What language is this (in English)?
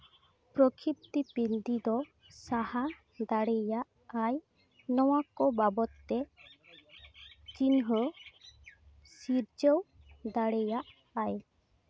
Santali